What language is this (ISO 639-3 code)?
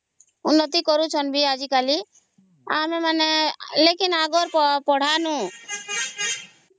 ori